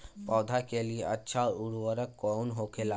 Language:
Bhojpuri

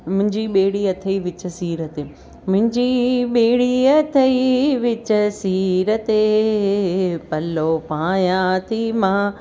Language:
Sindhi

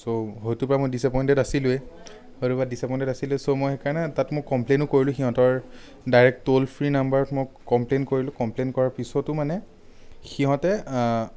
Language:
Assamese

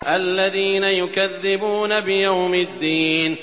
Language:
Arabic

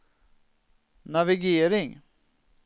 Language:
Swedish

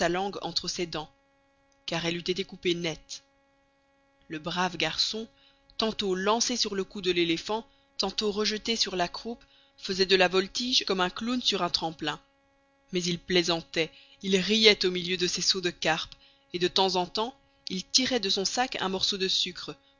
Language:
French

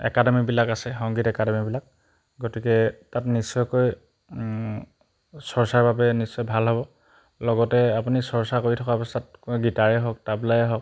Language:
Assamese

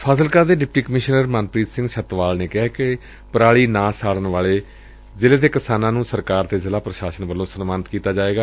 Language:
Punjabi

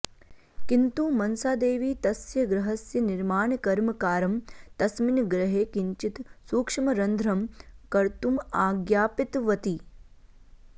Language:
Sanskrit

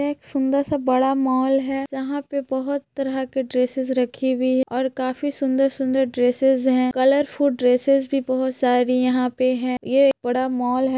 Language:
Magahi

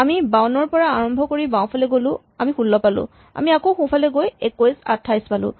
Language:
Assamese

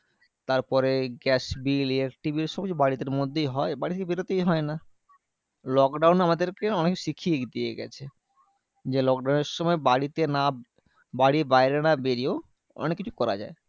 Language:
Bangla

